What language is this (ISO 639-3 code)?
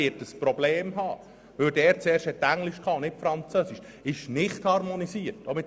gsw